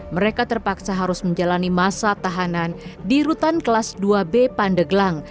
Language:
Indonesian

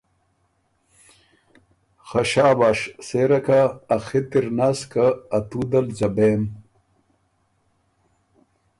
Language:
Ormuri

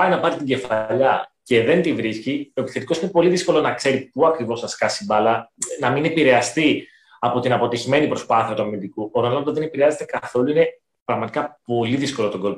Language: Greek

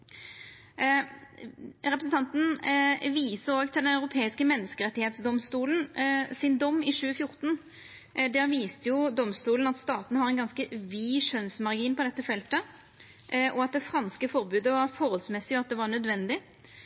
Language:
Norwegian Nynorsk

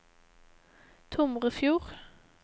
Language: Norwegian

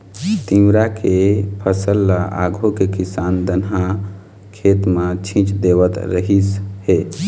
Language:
Chhattisgarhi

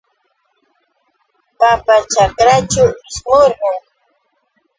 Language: Yauyos Quechua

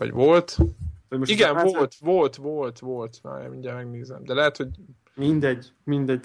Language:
Hungarian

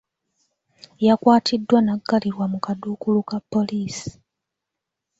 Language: Ganda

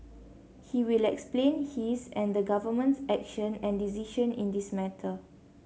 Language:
English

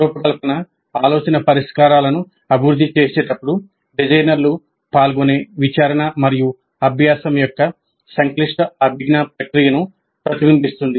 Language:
Telugu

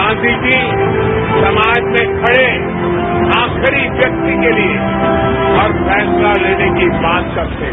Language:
Hindi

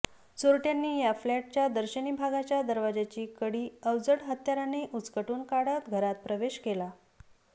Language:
Marathi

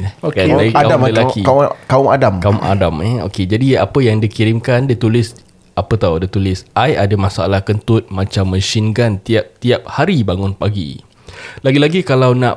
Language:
Malay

